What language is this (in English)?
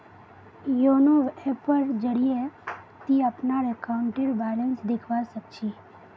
Magahi